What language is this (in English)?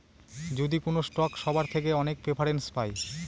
Bangla